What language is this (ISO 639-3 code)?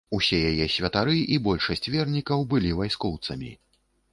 bel